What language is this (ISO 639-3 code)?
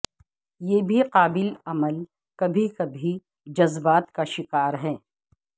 urd